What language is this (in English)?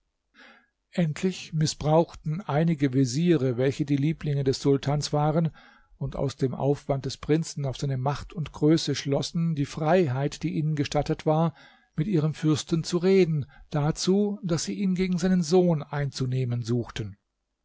German